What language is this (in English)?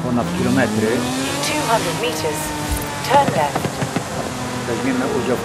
Polish